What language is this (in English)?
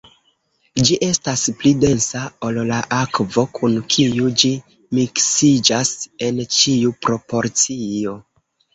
Esperanto